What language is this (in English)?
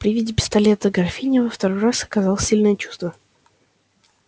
Russian